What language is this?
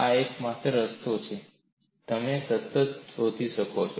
Gujarati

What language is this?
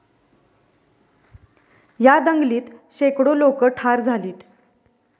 Marathi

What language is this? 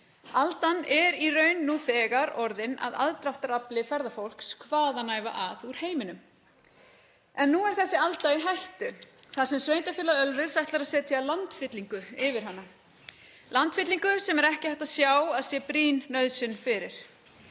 Icelandic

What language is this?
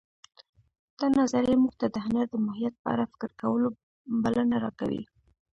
Pashto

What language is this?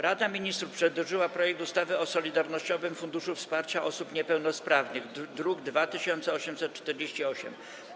Polish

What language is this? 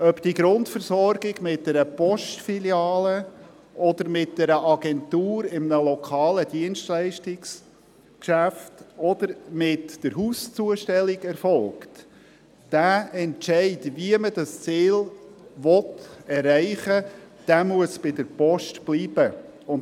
Swiss German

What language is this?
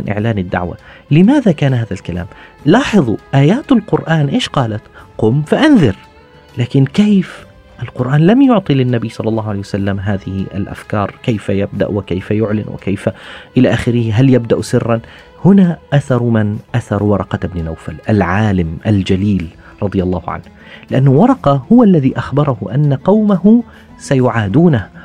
Arabic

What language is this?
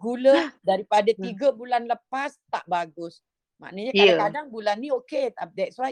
Malay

